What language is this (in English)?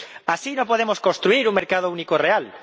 Spanish